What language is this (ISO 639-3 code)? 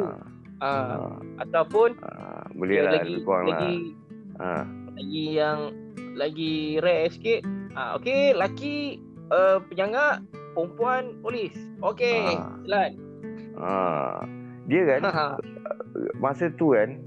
msa